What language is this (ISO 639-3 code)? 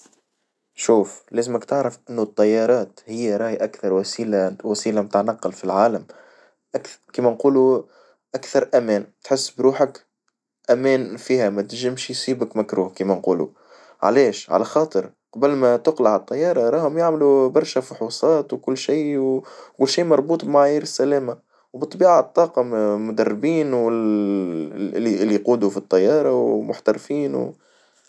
aeb